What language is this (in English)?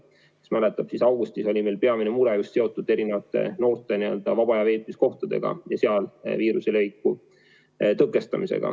Estonian